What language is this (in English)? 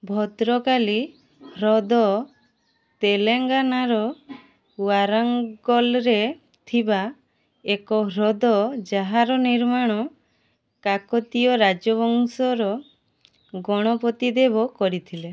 Odia